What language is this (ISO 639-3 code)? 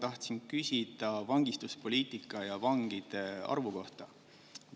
est